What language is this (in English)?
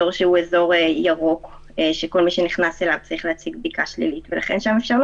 Hebrew